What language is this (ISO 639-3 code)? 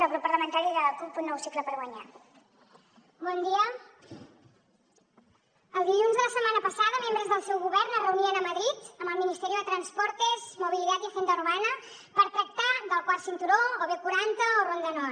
cat